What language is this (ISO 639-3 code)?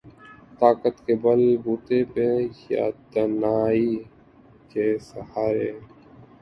urd